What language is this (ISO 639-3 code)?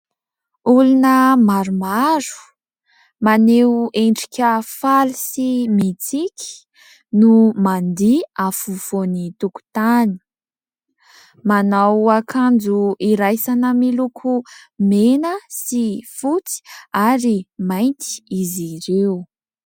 mlg